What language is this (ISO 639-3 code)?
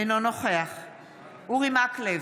heb